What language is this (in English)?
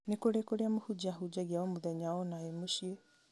Kikuyu